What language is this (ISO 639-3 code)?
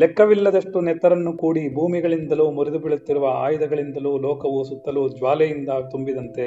kan